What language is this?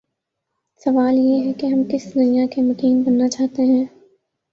Urdu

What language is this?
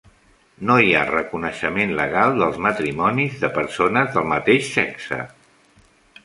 Catalan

